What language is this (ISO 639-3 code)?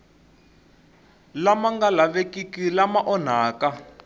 tso